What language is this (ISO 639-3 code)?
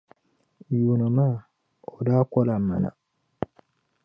dag